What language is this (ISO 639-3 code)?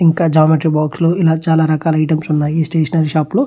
tel